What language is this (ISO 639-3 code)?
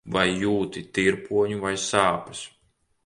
lav